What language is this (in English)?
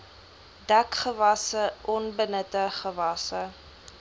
Afrikaans